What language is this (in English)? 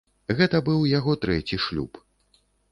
Belarusian